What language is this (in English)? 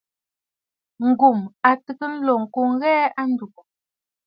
Bafut